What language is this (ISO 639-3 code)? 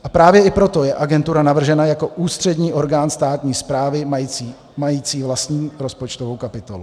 ces